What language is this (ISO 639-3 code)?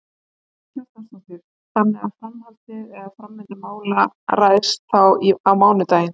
isl